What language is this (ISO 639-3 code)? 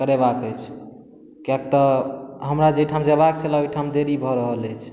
mai